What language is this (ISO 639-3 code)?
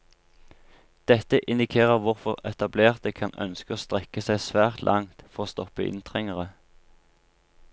nor